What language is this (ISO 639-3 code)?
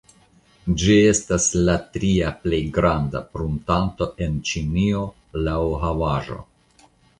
epo